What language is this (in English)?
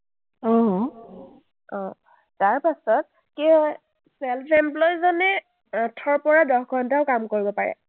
Assamese